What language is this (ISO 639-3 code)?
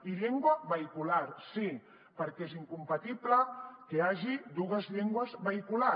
cat